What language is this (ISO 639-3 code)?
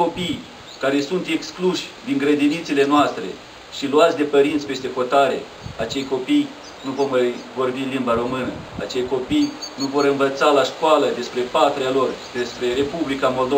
ron